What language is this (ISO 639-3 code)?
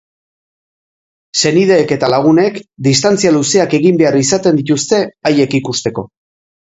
eus